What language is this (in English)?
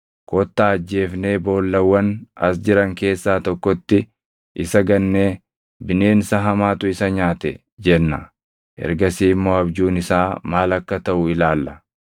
Oromo